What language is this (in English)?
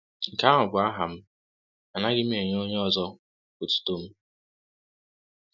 Igbo